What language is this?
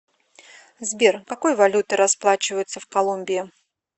Russian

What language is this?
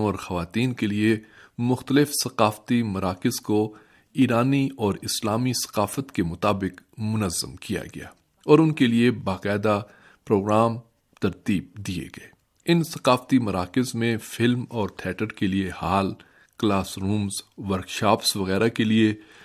Urdu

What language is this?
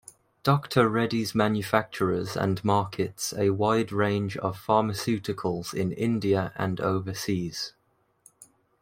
English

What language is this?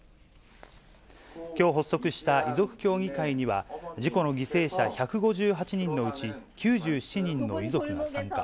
Japanese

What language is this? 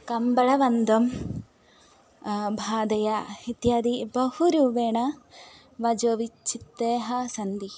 Sanskrit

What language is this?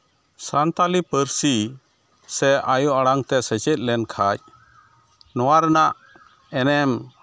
Santali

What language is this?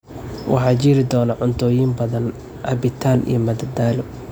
Somali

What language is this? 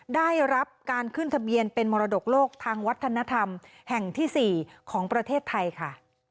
Thai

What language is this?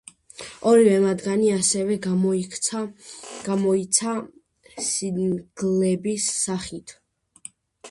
Georgian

